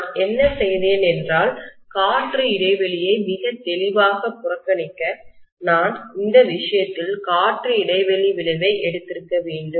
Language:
Tamil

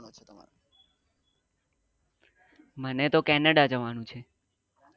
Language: Gujarati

